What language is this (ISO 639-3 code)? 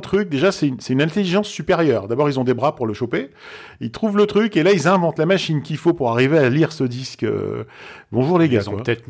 fra